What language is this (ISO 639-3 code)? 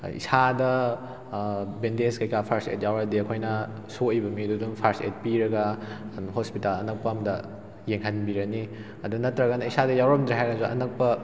mni